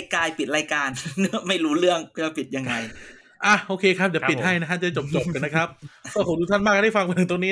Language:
Thai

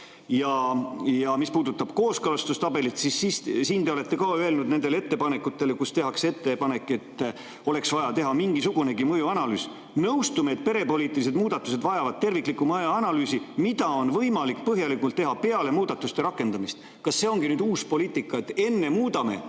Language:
Estonian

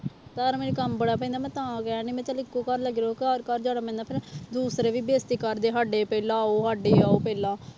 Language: Punjabi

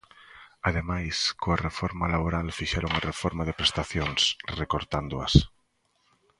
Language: Galician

